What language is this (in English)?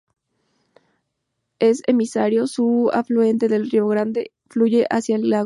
Spanish